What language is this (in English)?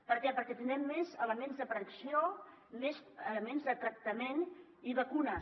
Catalan